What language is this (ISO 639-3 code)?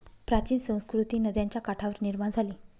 mar